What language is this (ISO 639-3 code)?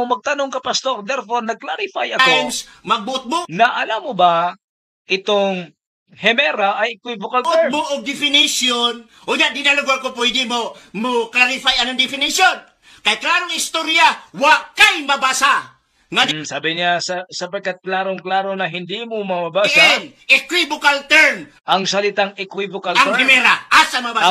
fil